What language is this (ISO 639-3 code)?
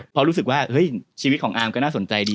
tha